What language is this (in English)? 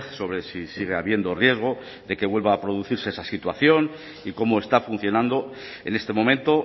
Spanish